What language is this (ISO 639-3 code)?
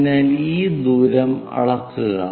mal